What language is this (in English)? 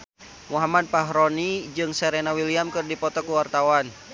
Sundanese